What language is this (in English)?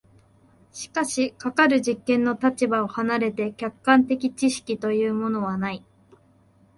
Japanese